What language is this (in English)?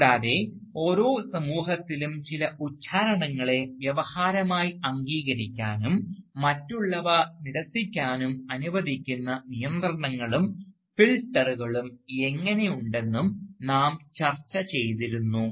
Malayalam